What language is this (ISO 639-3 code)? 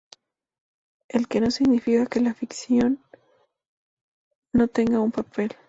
spa